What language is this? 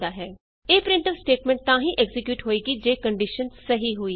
Punjabi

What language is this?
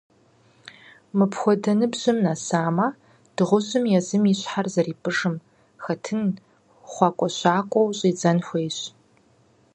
Kabardian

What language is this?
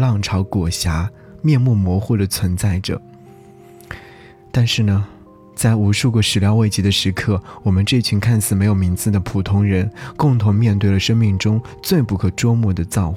Chinese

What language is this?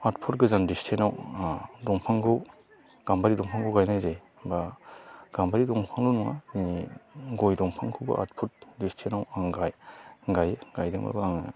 Bodo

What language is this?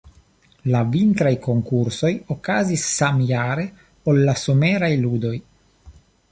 Esperanto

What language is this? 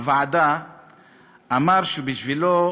Hebrew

